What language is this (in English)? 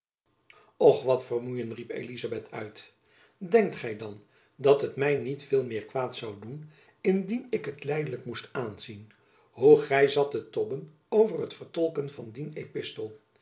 Dutch